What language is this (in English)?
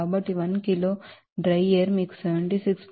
Telugu